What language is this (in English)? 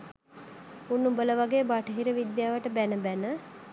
Sinhala